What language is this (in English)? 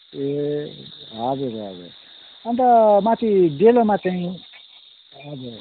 Nepali